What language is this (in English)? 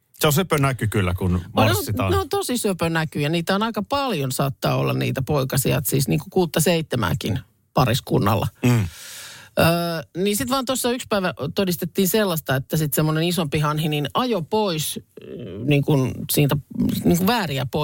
Finnish